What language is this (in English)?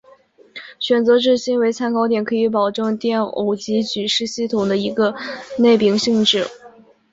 Chinese